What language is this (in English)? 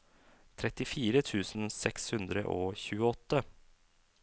Norwegian